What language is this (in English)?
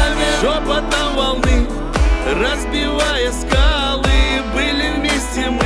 Russian